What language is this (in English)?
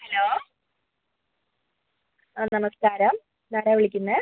Malayalam